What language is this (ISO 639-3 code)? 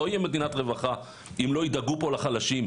heb